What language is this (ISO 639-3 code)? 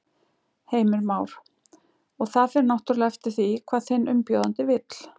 isl